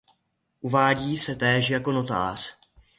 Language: Czech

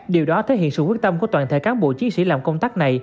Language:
Vietnamese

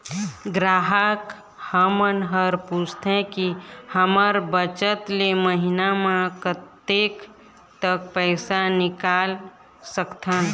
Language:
Chhattisgarhi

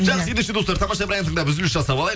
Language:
Kazakh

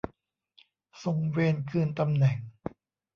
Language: Thai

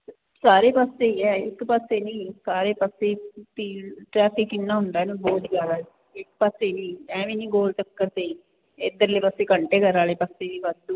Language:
Punjabi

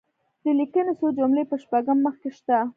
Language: Pashto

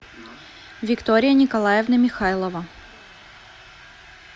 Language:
Russian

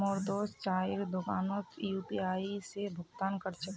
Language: Magahi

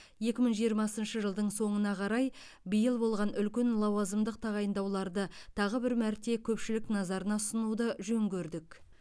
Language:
Kazakh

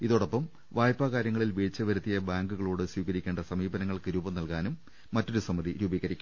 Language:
Malayalam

